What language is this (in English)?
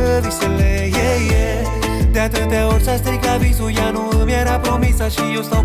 Romanian